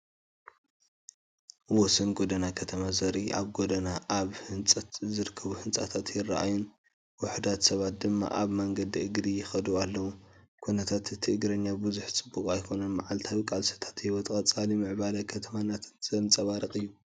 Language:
Tigrinya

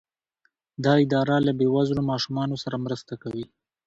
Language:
Pashto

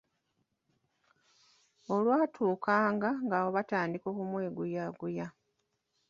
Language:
Ganda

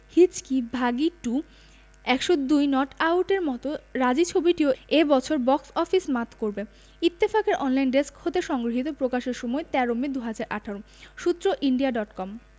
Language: Bangla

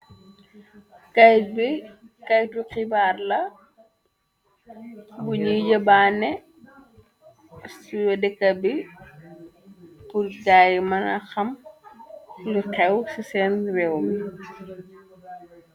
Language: Wolof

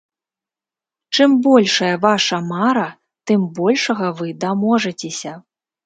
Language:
Belarusian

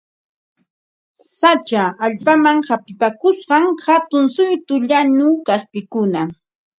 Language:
Ambo-Pasco Quechua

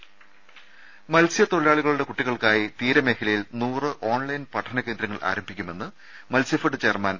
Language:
Malayalam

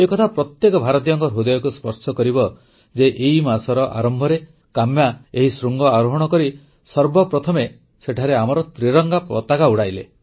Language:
Odia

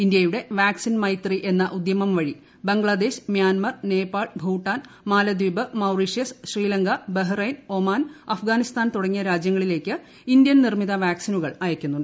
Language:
Malayalam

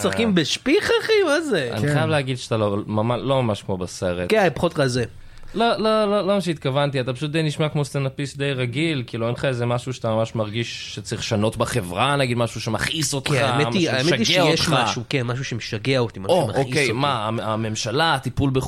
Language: Hebrew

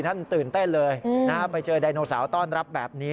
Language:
Thai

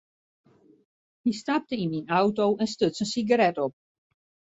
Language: Western Frisian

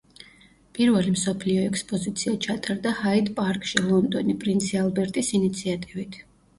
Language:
Georgian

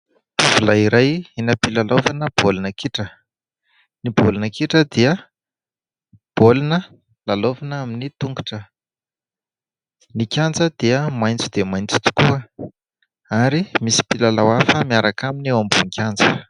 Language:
Malagasy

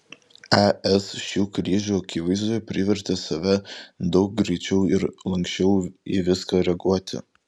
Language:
Lithuanian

